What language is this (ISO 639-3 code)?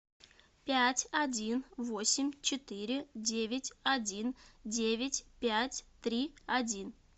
rus